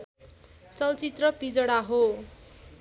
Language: Nepali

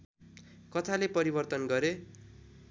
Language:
Nepali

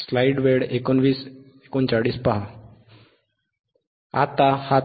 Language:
Marathi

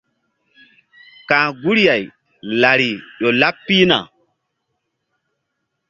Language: Mbum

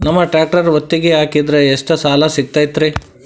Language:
Kannada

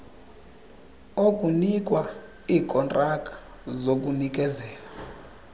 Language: Xhosa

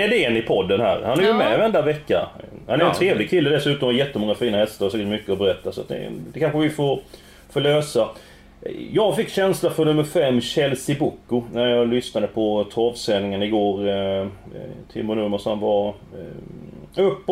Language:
Swedish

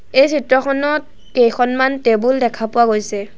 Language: Assamese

